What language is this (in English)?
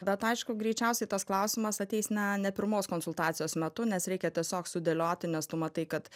Lithuanian